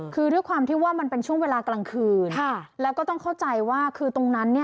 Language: Thai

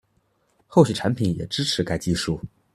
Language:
Chinese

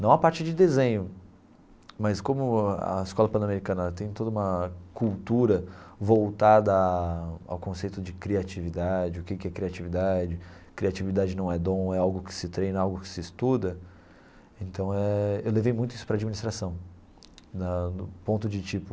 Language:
Portuguese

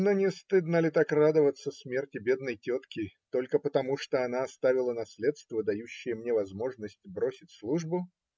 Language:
Russian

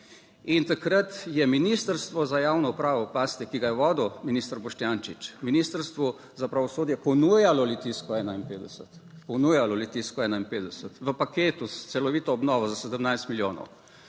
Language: Slovenian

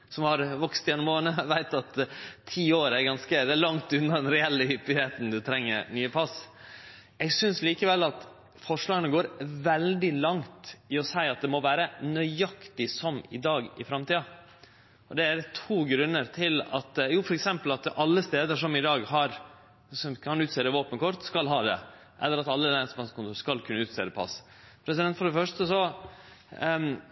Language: Norwegian Nynorsk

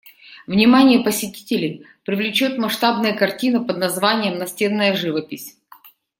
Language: Russian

